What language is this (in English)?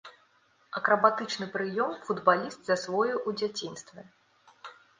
Belarusian